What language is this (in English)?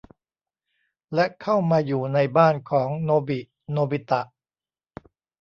Thai